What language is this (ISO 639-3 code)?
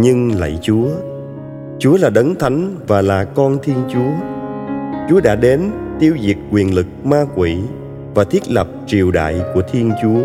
vie